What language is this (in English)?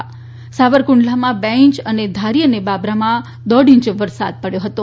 Gujarati